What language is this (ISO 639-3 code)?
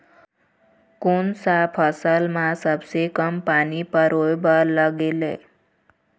hne